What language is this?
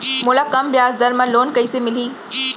Chhattisgarhi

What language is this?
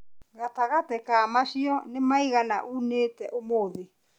Kikuyu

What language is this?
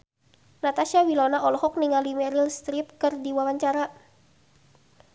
Sundanese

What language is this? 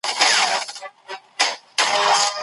Pashto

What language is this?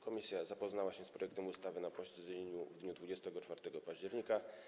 Polish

